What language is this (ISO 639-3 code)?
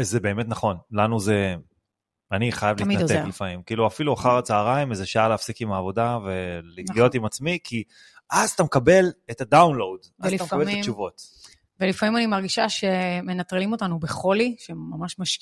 heb